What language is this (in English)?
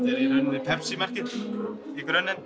Icelandic